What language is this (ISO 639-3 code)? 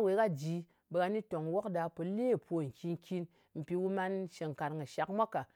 anc